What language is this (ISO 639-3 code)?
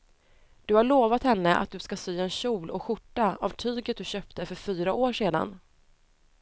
swe